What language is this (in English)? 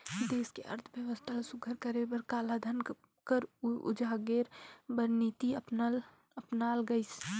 Chhattisgarhi